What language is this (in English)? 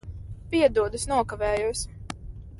Latvian